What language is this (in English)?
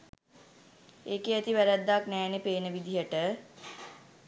Sinhala